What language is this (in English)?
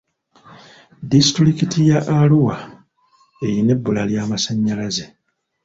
Ganda